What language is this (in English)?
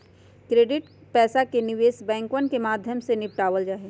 Magahi